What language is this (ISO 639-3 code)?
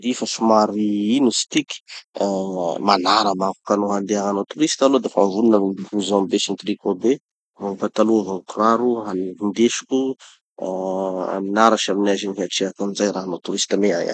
txy